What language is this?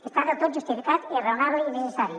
Catalan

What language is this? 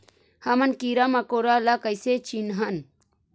Chhattisgarhi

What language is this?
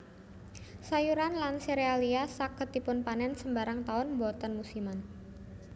Javanese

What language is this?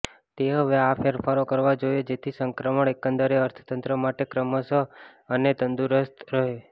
Gujarati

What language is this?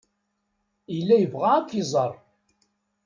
Kabyle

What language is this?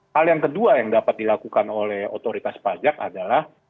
Indonesian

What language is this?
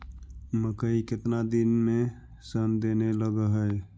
Magahi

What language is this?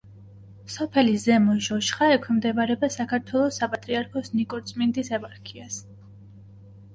Georgian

